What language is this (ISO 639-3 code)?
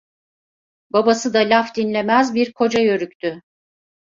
tur